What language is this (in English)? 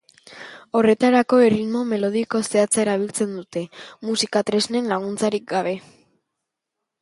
Basque